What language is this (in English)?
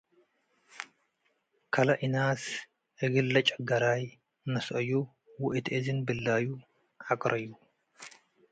Tigre